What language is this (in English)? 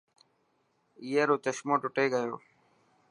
Dhatki